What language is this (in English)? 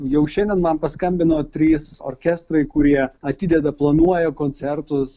Lithuanian